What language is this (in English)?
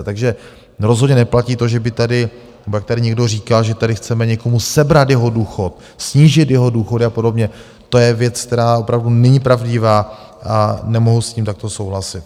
Czech